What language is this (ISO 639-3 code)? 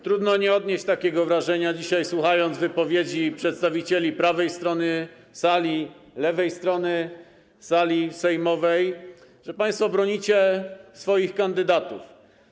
pol